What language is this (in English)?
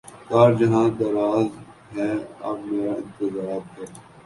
Urdu